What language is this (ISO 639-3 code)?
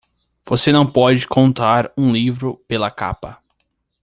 por